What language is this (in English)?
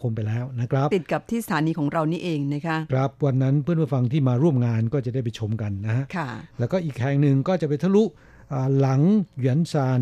Thai